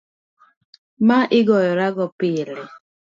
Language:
Luo (Kenya and Tanzania)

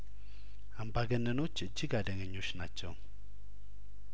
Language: Amharic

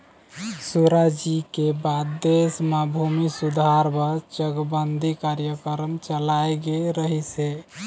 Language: Chhattisgarhi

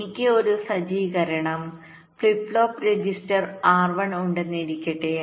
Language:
Malayalam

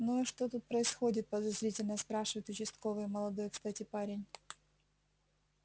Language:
Russian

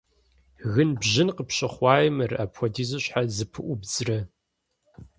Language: Kabardian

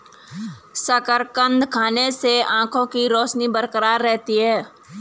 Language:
Hindi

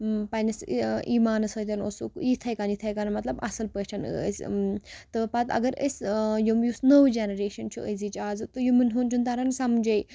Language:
Kashmiri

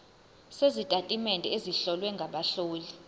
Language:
Zulu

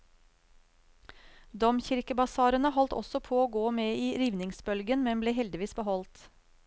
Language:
Norwegian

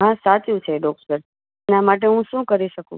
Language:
Gujarati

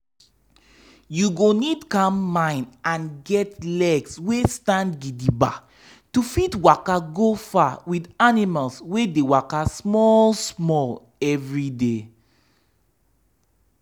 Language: Nigerian Pidgin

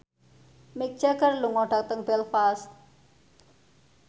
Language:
Javanese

